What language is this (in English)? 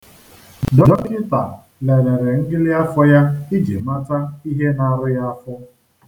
Igbo